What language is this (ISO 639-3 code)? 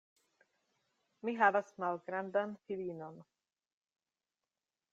epo